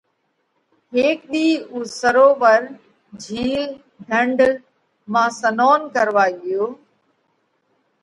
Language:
Parkari Koli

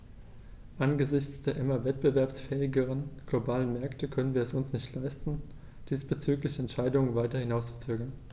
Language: German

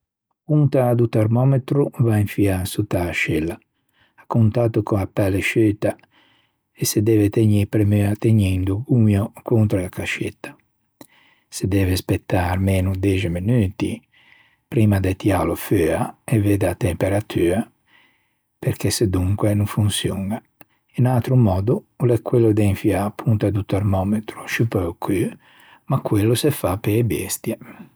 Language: Ligurian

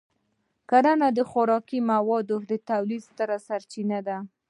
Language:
Pashto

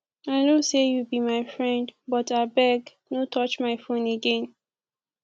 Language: Nigerian Pidgin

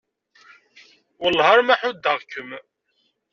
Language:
Kabyle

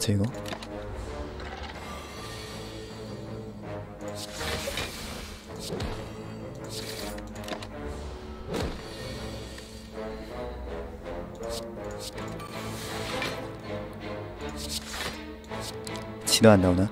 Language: Korean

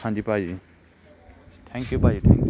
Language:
Punjabi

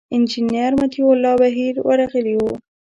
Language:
Pashto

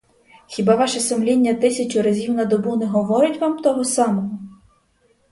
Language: Ukrainian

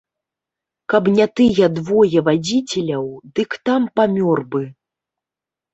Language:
Belarusian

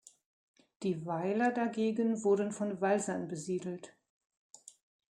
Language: German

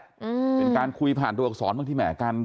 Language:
Thai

